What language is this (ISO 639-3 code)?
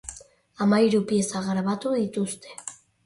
eus